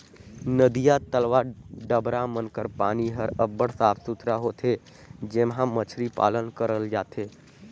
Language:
Chhattisgarhi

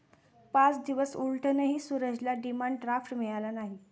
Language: Marathi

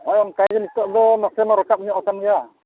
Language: Santali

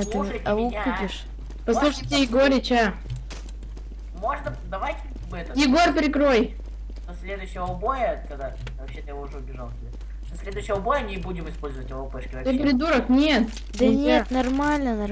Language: Russian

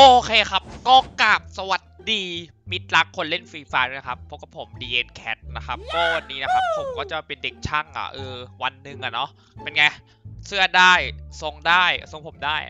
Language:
Thai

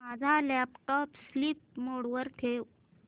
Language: Marathi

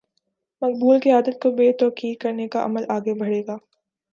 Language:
Urdu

